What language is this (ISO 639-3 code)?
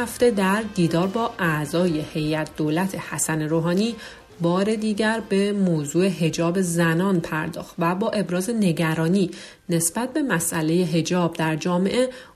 fas